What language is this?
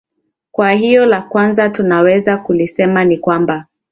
Swahili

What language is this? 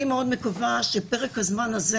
Hebrew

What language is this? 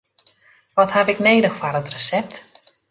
Western Frisian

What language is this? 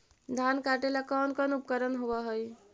Magahi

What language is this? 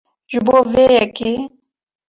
Kurdish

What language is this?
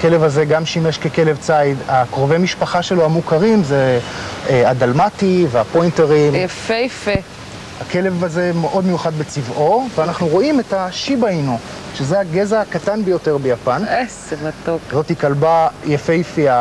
Hebrew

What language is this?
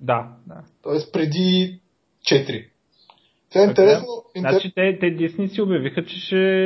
Bulgarian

